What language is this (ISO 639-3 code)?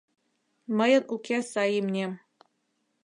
chm